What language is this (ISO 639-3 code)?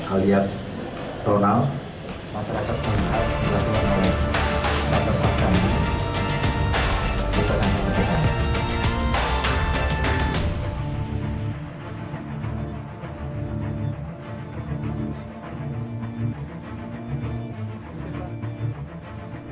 ind